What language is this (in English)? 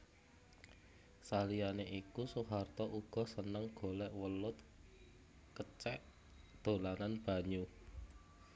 Javanese